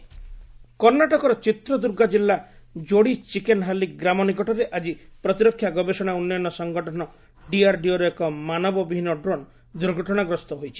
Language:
Odia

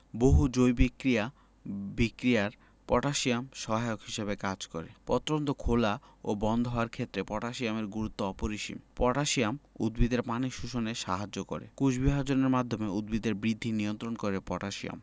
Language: Bangla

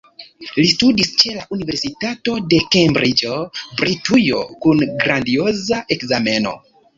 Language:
Esperanto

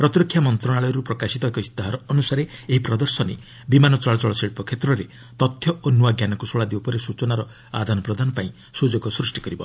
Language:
Odia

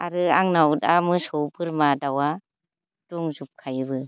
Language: Bodo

